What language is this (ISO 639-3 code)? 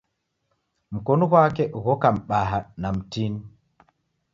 dav